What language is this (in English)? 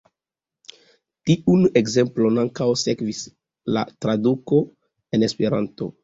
Esperanto